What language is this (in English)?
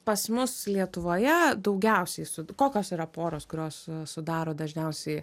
Lithuanian